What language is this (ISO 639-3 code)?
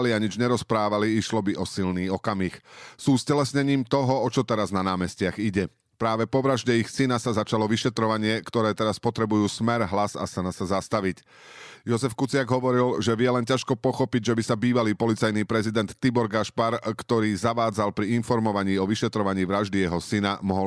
slk